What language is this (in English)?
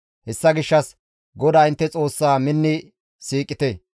Gamo